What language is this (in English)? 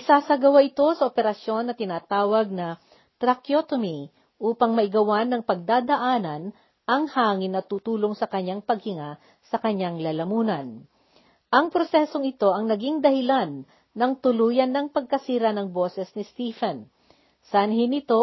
Filipino